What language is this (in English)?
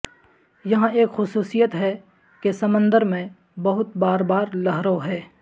Urdu